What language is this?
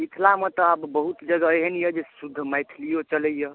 Maithili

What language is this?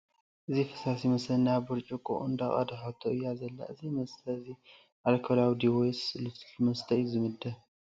Tigrinya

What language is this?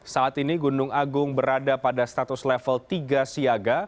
Indonesian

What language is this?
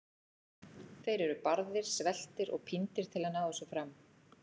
Icelandic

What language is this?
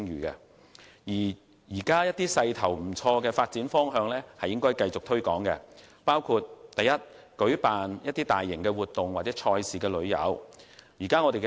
Cantonese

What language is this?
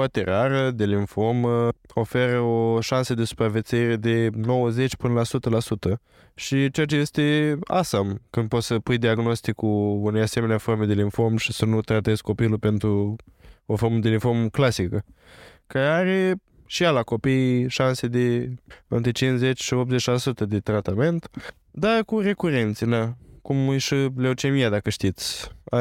Romanian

